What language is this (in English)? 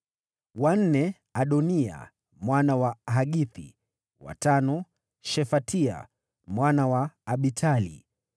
Swahili